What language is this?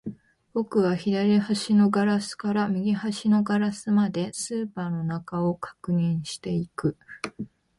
Japanese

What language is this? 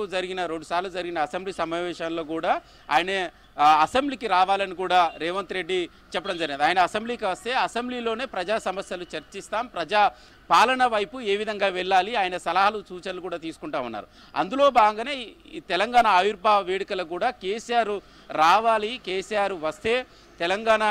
Telugu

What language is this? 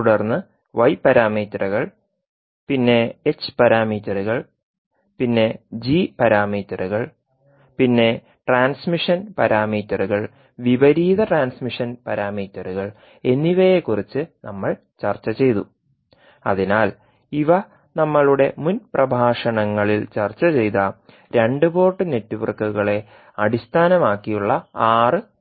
Malayalam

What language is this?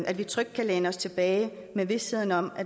Danish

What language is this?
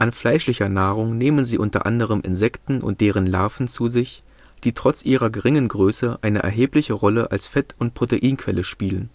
German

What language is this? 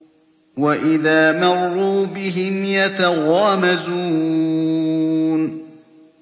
Arabic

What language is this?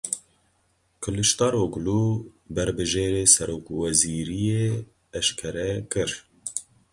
Kurdish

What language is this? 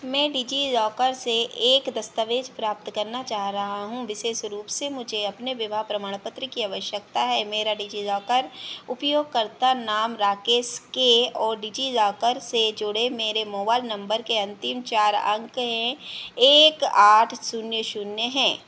Hindi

